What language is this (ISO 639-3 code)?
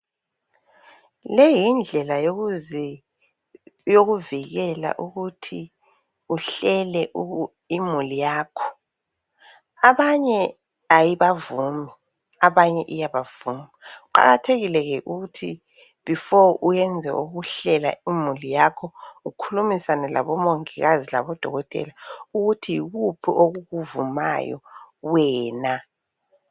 nde